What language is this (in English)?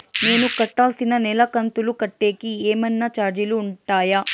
Telugu